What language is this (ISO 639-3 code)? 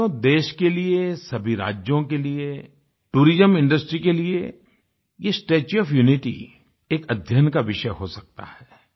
hin